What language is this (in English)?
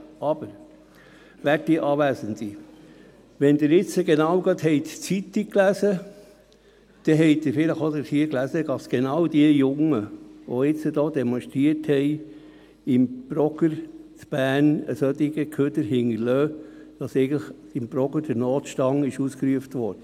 Swiss German